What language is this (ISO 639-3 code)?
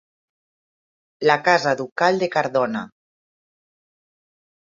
cat